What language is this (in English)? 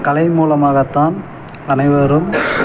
Tamil